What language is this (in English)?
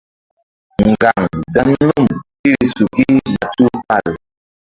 Mbum